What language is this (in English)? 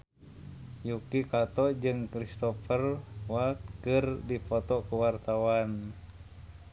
Sundanese